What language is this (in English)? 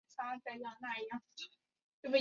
Chinese